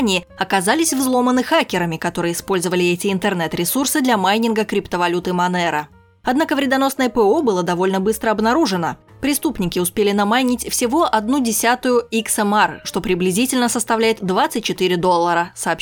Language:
Russian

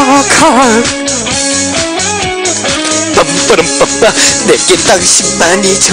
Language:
Korean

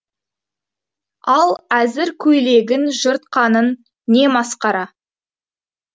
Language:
Kazakh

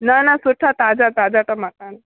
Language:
Sindhi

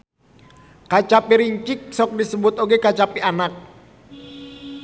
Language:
Sundanese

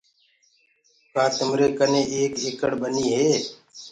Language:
Gurgula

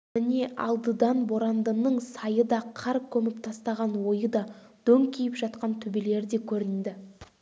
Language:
Kazakh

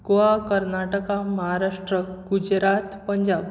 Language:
Konkani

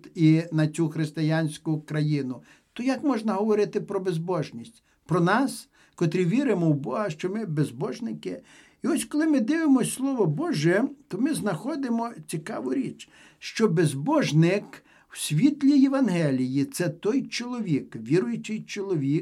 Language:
Ukrainian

